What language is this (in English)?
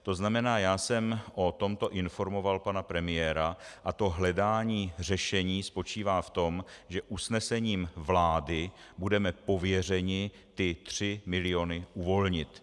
Czech